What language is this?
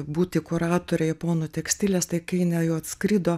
Lithuanian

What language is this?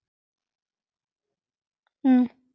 Icelandic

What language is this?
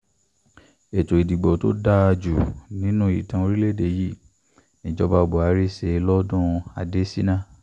Yoruba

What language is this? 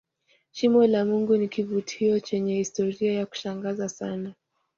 Swahili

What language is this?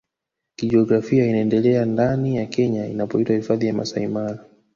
Swahili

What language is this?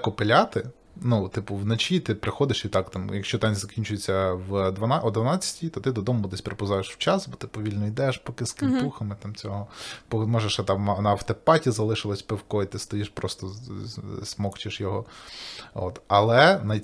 Ukrainian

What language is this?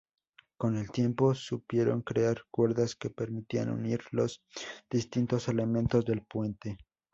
Spanish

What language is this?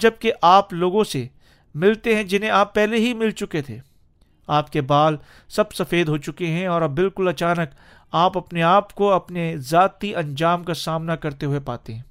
Urdu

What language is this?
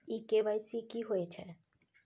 Maithili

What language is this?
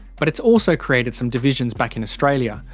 English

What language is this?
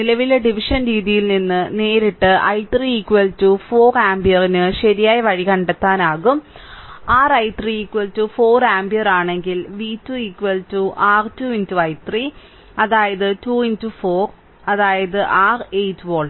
Malayalam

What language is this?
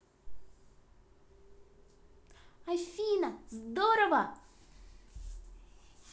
Russian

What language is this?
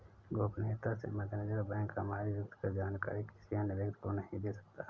Hindi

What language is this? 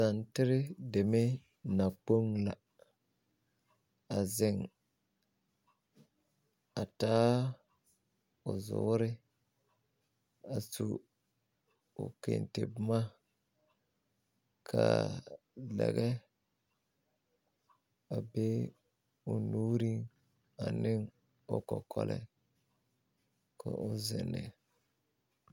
Southern Dagaare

